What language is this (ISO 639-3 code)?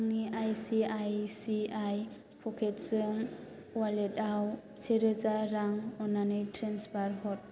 brx